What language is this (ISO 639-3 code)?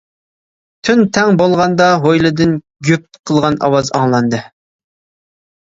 uig